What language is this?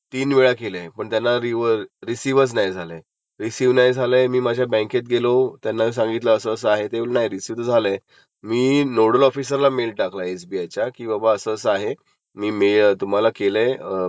Marathi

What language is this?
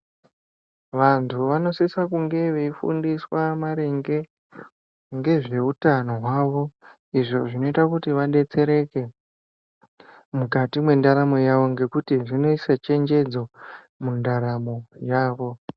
Ndau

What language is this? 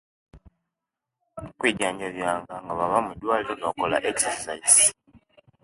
Kenyi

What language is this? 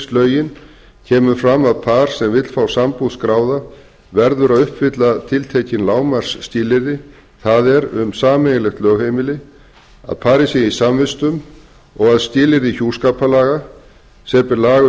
Icelandic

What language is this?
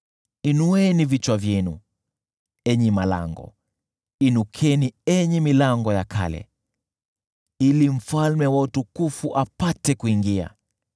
Swahili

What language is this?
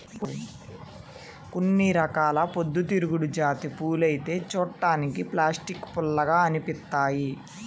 Telugu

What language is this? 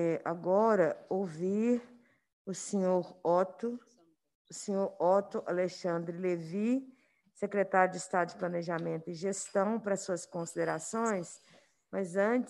Portuguese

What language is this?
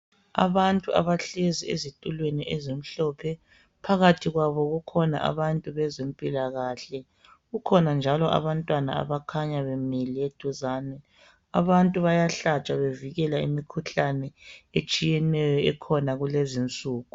North Ndebele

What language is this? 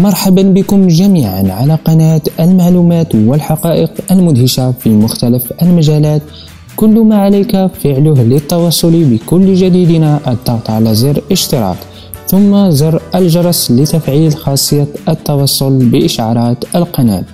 Arabic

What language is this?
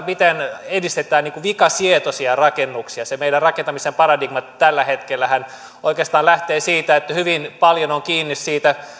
Finnish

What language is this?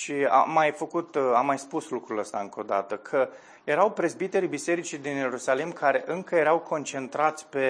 Romanian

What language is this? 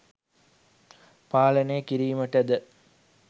Sinhala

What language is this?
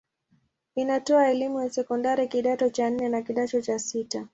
Swahili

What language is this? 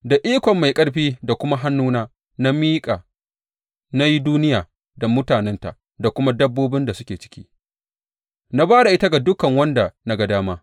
Hausa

